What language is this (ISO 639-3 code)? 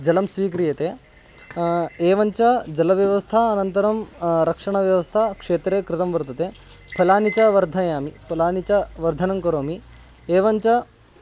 san